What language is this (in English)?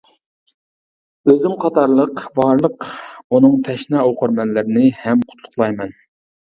Uyghur